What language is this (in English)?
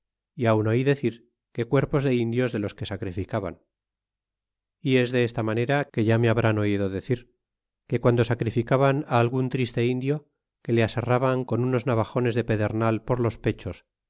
Spanish